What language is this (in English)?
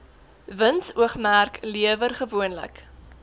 Afrikaans